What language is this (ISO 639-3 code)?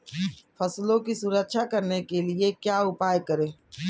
hin